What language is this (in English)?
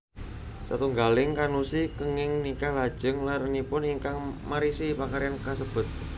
Javanese